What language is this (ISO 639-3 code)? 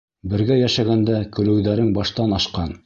bak